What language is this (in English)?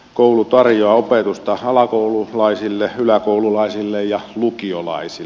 Finnish